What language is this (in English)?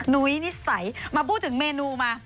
Thai